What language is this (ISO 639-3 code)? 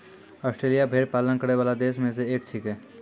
mai